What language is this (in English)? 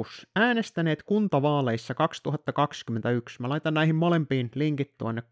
Finnish